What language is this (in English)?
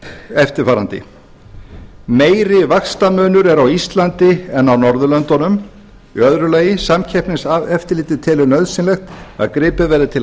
Icelandic